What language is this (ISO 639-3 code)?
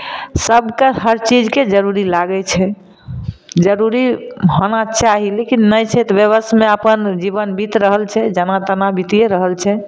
mai